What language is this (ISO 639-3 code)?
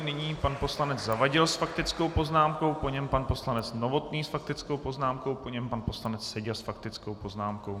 ces